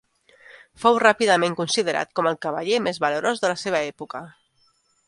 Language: Catalan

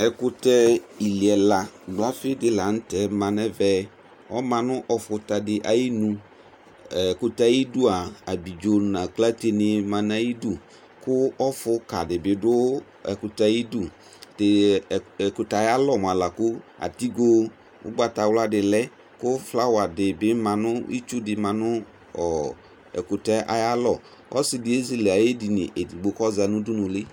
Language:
Ikposo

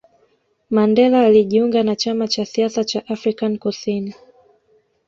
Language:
Swahili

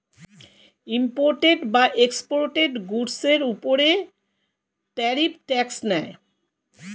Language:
Bangla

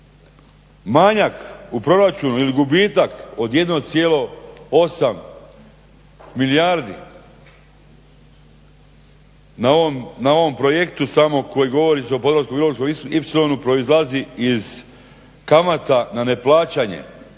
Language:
Croatian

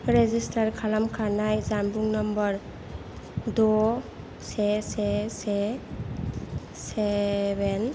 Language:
Bodo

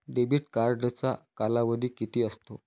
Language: Marathi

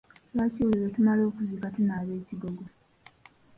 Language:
Ganda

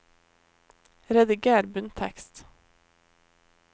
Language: Norwegian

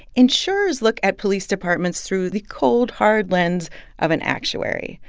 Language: English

